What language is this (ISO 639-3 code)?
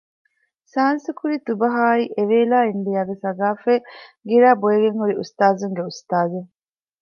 div